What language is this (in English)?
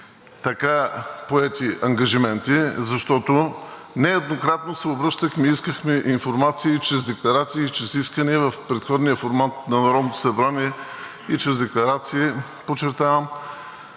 Bulgarian